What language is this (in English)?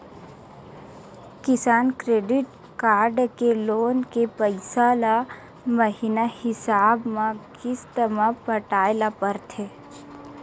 Chhattisgarhi